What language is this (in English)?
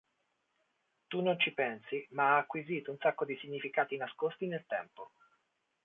Italian